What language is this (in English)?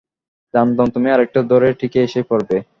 Bangla